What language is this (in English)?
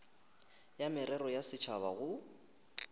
Northern Sotho